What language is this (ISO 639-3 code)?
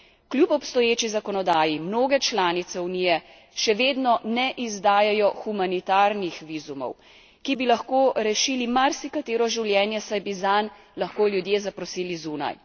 slv